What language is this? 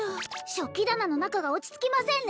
Japanese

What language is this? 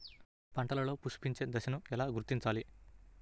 Telugu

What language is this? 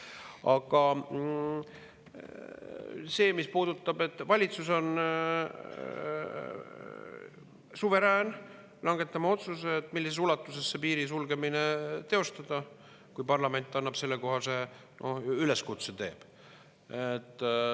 Estonian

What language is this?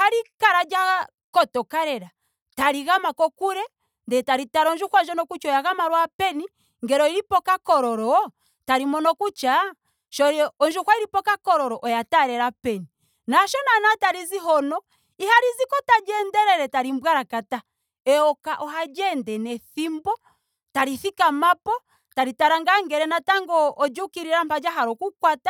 Ndonga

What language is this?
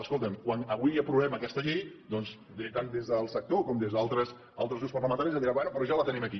Catalan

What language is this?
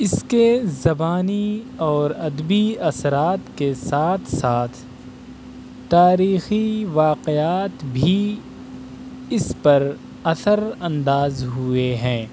Urdu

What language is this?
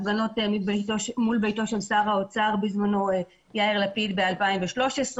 Hebrew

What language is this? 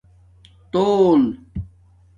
Domaaki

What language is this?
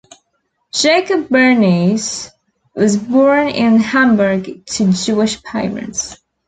English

